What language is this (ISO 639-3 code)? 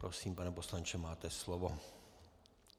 ces